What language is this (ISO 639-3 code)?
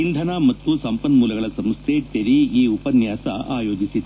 kan